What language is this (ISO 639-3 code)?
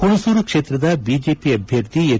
kan